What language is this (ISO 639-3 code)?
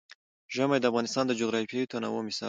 pus